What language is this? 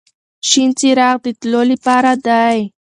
Pashto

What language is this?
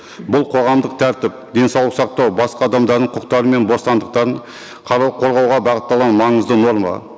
Kazakh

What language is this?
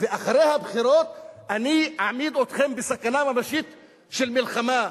Hebrew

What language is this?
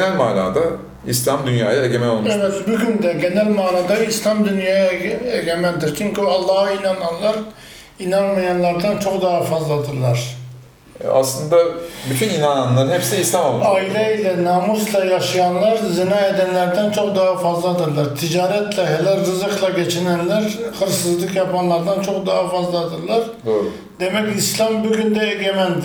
Turkish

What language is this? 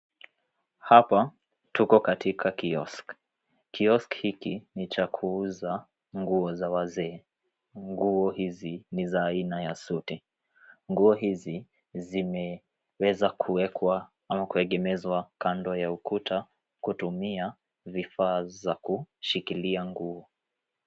Swahili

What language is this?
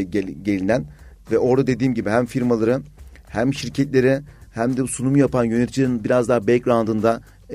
Turkish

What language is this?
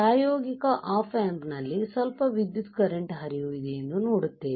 Kannada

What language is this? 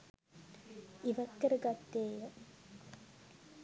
Sinhala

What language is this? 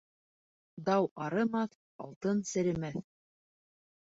Bashkir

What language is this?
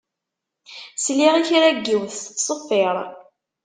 Kabyle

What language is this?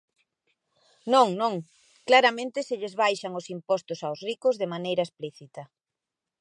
Galician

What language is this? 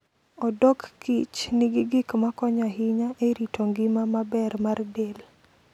Luo (Kenya and Tanzania)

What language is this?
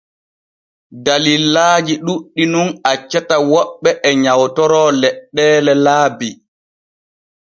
Borgu Fulfulde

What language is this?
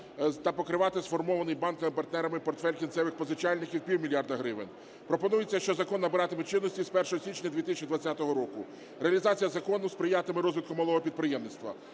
Ukrainian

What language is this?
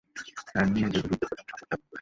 Bangla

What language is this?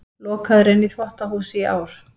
Icelandic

